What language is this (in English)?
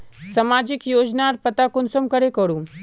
Magahi